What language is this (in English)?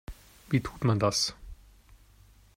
German